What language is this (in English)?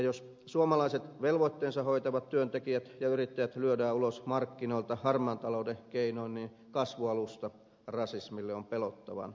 Finnish